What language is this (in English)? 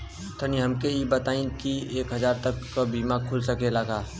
Bhojpuri